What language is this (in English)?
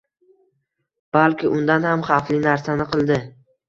Uzbek